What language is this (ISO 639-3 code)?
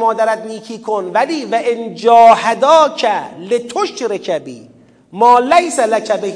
fas